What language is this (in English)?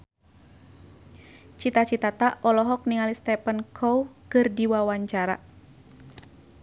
Sundanese